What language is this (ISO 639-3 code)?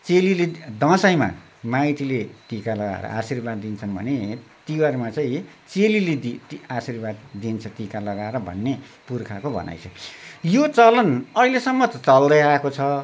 nep